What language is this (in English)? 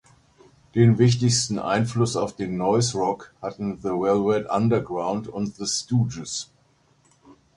German